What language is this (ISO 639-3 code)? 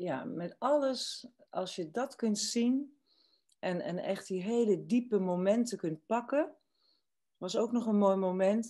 nld